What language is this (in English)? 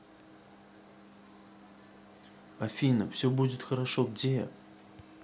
Russian